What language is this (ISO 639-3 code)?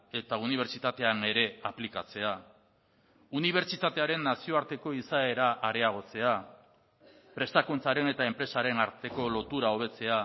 eus